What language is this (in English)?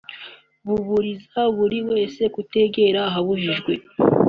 Kinyarwanda